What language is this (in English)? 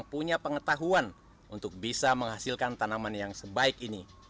Indonesian